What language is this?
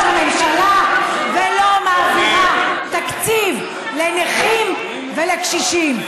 Hebrew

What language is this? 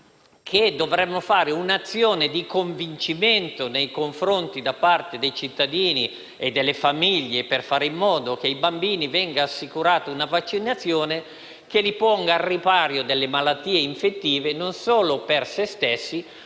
Italian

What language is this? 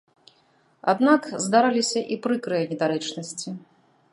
Belarusian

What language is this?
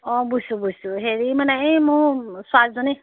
Assamese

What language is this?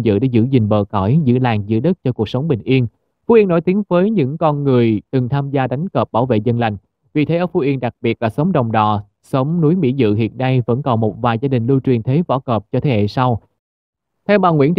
Vietnamese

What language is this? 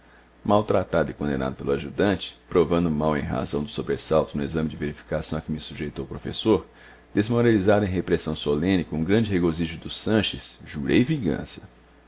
Portuguese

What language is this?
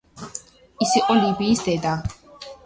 Georgian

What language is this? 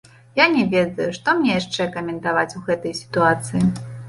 Belarusian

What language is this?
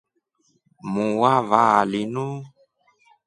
Rombo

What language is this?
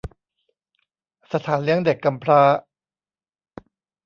Thai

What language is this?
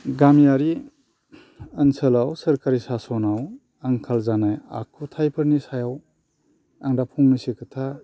Bodo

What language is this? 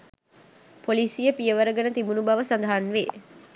Sinhala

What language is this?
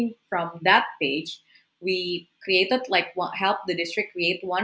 Indonesian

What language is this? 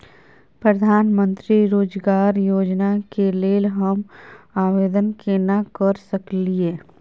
Maithili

